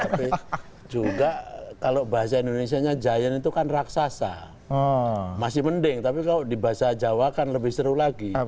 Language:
Indonesian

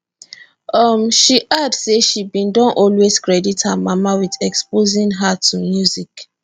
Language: Nigerian Pidgin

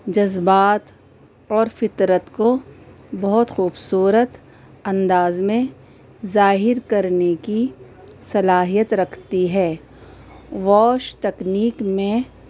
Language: Urdu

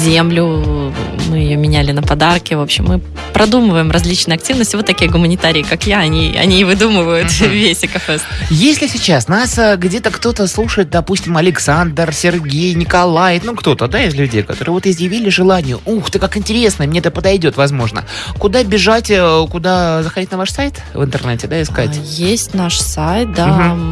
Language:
Russian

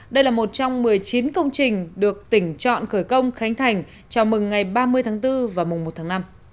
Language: Vietnamese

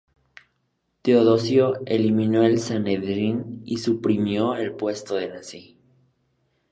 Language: Spanish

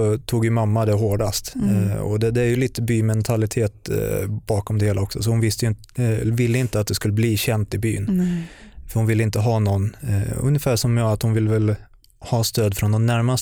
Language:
Swedish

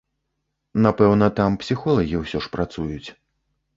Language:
Belarusian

